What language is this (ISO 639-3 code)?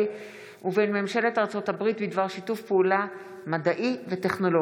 heb